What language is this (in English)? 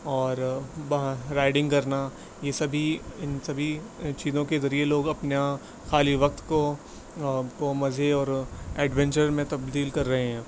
Urdu